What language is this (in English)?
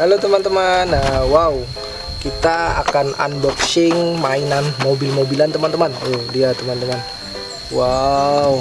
Indonesian